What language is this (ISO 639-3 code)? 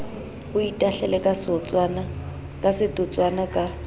sot